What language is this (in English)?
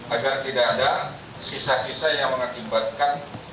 Indonesian